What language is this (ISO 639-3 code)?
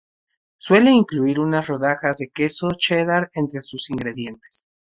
spa